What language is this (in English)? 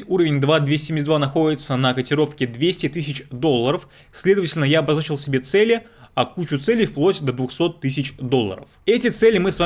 Russian